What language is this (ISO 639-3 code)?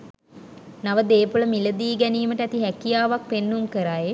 sin